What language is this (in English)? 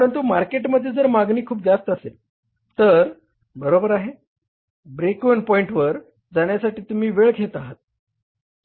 Marathi